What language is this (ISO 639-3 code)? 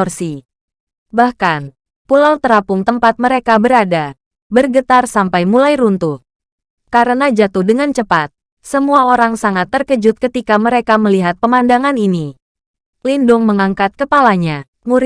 ind